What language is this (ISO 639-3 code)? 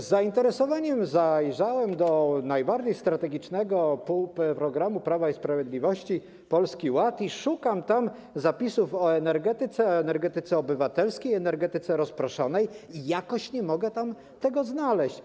pol